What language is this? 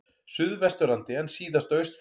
Icelandic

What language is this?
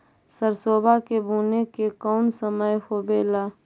Magahi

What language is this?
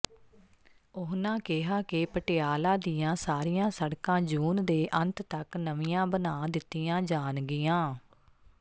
Punjabi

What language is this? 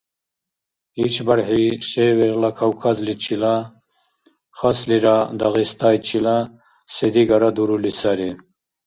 Dargwa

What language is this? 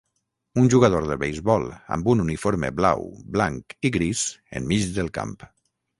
Catalan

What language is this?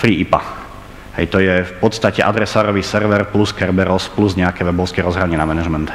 Slovak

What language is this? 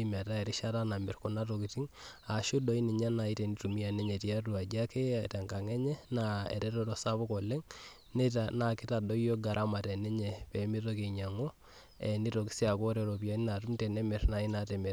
Masai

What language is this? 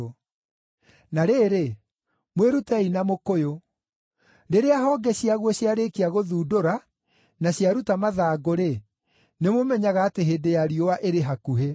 Kikuyu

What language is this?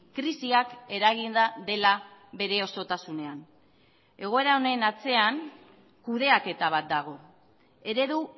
Basque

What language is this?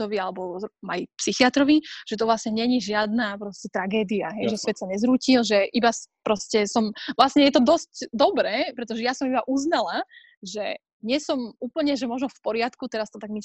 Slovak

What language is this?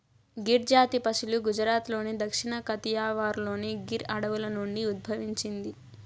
Telugu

